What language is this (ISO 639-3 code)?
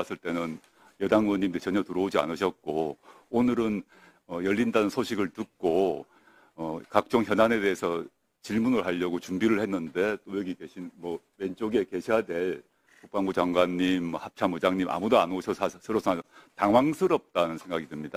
kor